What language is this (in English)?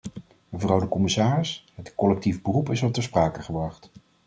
Dutch